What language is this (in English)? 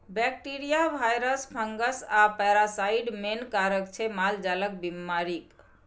Maithili